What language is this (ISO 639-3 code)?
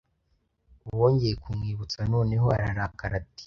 kin